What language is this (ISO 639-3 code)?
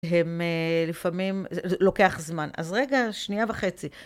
heb